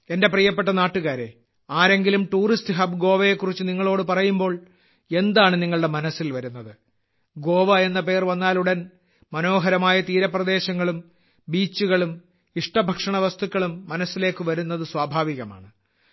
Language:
Malayalam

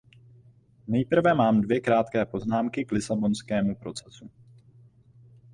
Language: Czech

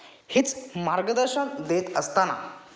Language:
Marathi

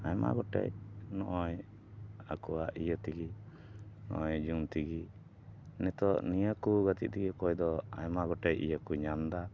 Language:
Santali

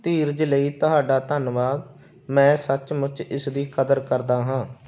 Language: Punjabi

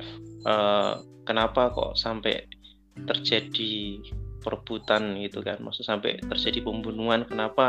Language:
Indonesian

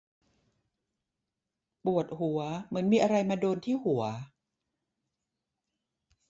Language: Thai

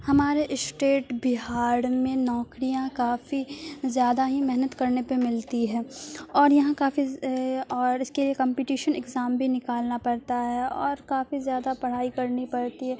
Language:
Urdu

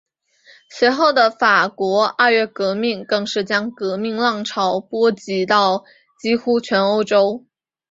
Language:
Chinese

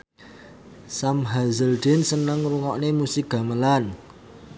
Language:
Javanese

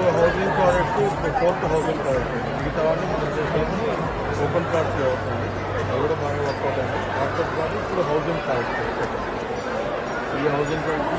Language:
Telugu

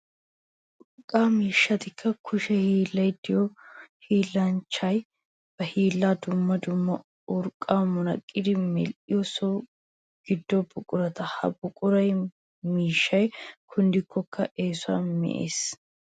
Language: Wolaytta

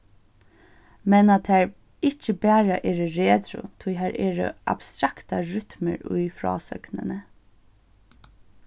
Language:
Faroese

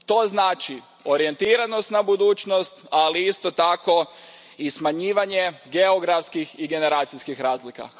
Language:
Croatian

